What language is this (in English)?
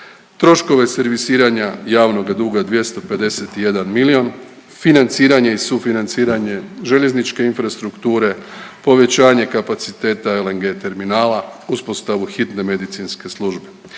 Croatian